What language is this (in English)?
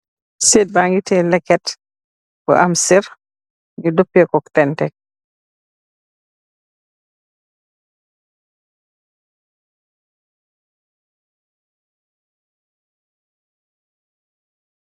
Wolof